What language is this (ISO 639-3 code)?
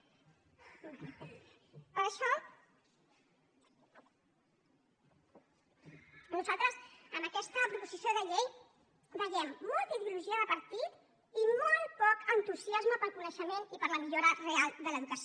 cat